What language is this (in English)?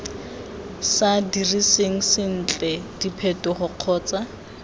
Tswana